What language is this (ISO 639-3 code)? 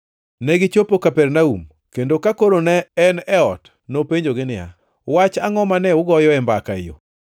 luo